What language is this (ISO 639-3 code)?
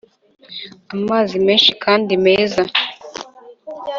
kin